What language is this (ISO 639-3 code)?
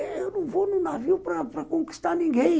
por